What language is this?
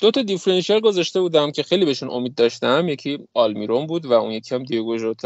Persian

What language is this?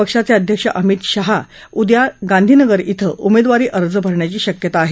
Marathi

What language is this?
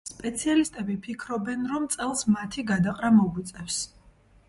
Georgian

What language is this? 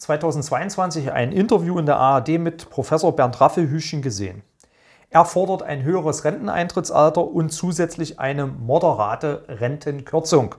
German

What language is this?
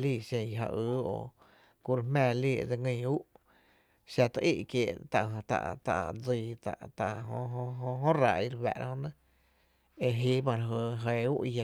Tepinapa Chinantec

